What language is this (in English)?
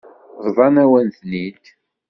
Kabyle